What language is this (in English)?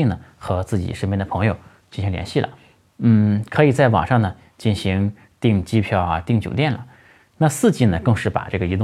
Chinese